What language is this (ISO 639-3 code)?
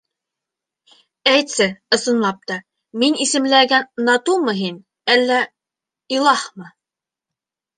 bak